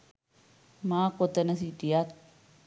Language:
Sinhala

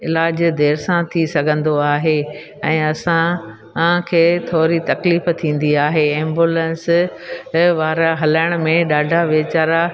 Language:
Sindhi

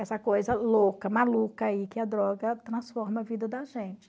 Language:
Portuguese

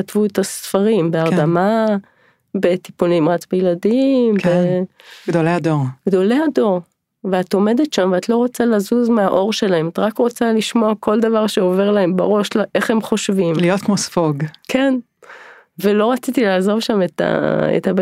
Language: Hebrew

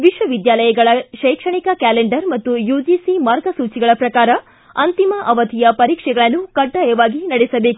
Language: Kannada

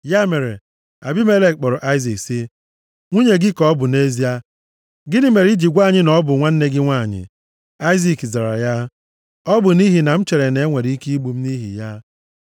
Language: Igbo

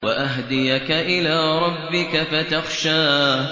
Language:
Arabic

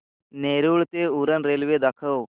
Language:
Marathi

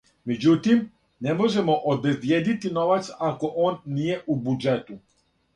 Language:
Serbian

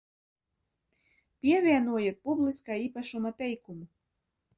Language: Latvian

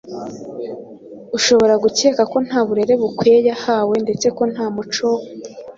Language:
Kinyarwanda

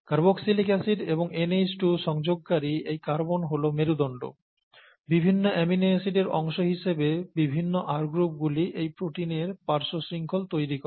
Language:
Bangla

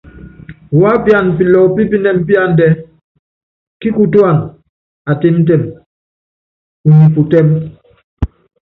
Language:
Yangben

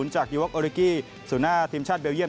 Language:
Thai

